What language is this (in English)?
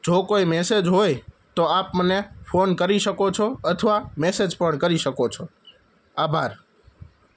Gujarati